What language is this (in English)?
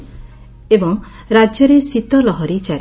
Odia